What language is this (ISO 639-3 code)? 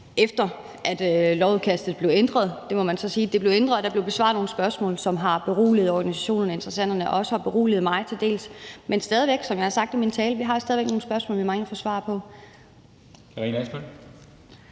dan